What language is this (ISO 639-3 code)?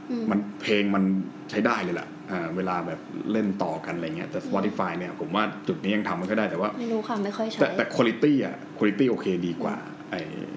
tha